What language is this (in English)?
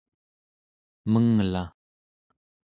Central Yupik